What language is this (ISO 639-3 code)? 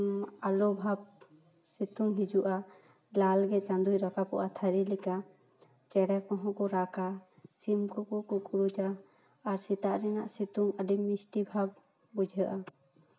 sat